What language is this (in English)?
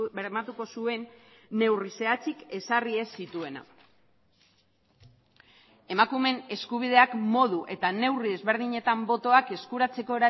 Basque